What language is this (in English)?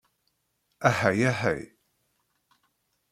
Kabyle